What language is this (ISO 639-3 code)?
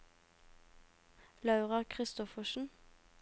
nor